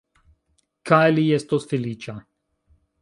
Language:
Esperanto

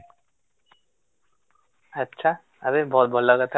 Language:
Odia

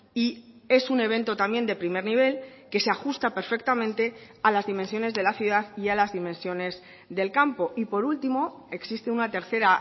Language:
Spanish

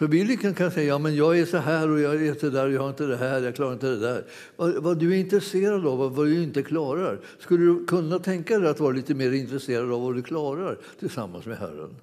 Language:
Swedish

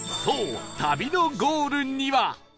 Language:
Japanese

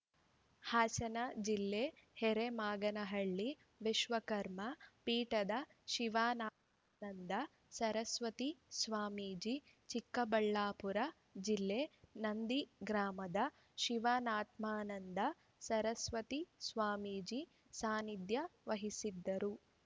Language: Kannada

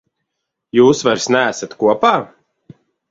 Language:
Latvian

